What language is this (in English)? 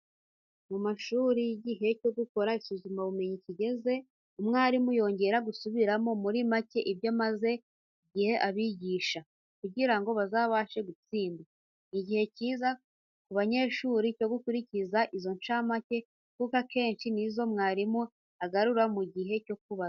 Kinyarwanda